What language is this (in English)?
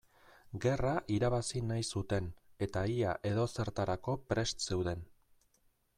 Basque